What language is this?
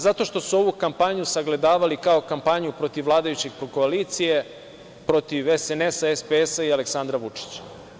Serbian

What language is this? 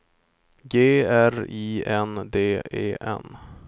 Swedish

